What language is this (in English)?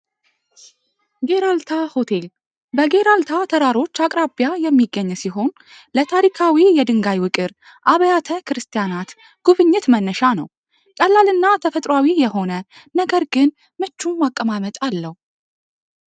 Amharic